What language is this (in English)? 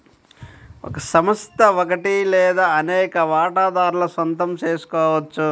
Telugu